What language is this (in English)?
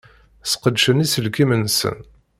Kabyle